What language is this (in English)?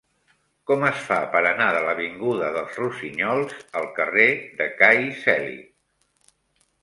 Catalan